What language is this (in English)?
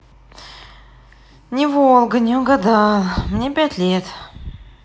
Russian